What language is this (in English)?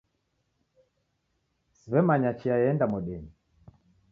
Taita